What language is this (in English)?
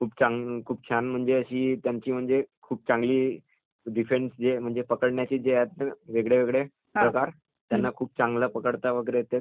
Marathi